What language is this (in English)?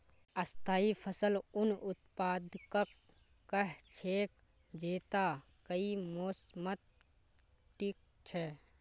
Magahi